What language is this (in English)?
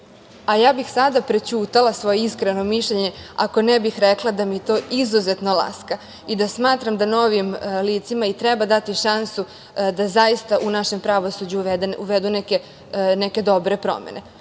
Serbian